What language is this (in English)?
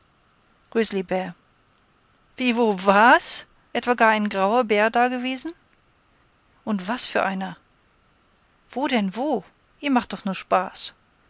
German